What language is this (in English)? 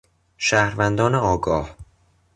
Persian